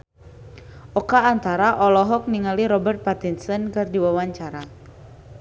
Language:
Sundanese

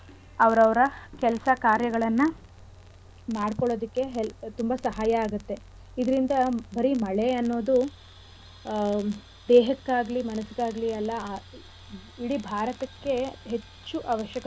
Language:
Kannada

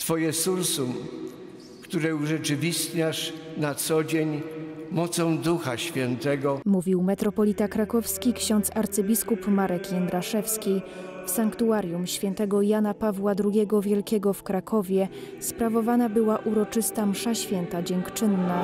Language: Polish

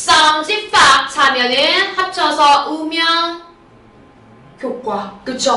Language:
Korean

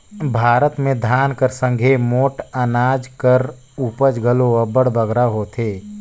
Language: Chhattisgarhi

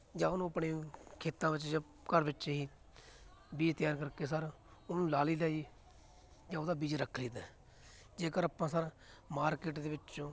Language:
Punjabi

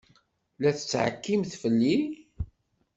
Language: Kabyle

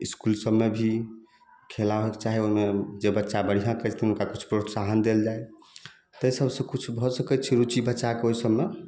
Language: Maithili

